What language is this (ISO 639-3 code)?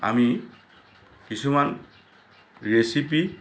asm